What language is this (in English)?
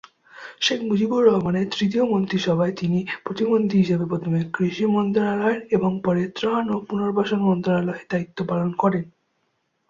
Bangla